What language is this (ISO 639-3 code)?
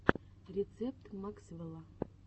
rus